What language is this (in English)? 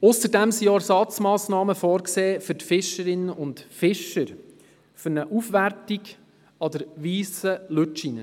Swiss German